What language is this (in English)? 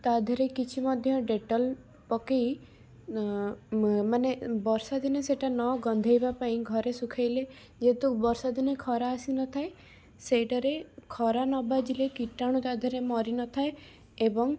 Odia